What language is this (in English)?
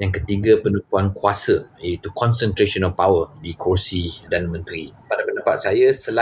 Malay